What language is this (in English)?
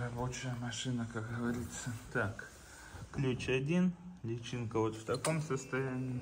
Russian